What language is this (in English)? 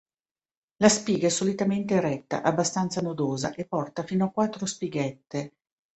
Italian